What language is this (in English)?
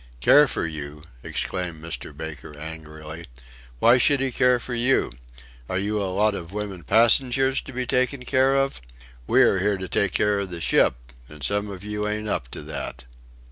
English